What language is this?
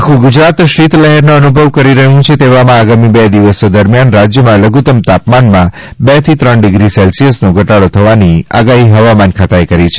Gujarati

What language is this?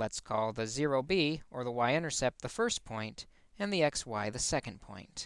English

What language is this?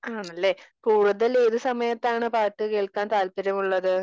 Malayalam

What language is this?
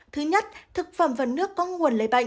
Vietnamese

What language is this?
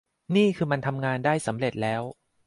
Thai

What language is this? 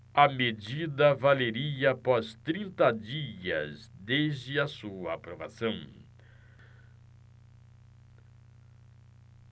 Portuguese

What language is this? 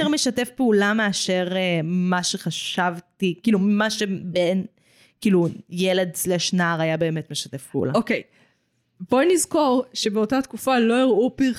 Hebrew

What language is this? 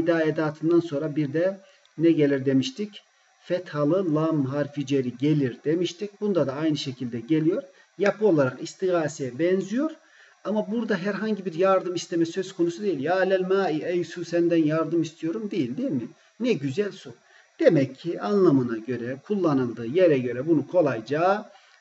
Turkish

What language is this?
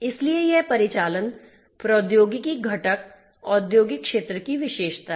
Hindi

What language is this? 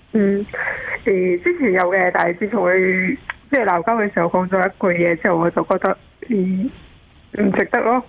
Chinese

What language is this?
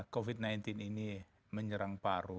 Indonesian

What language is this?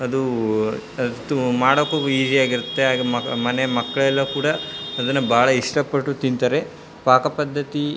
Kannada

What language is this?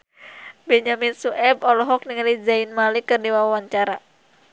Sundanese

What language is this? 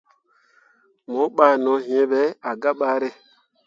Mundang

